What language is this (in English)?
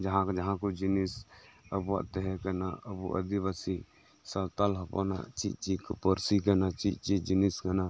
Santali